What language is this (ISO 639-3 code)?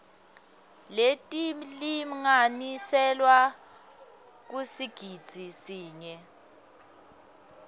ssw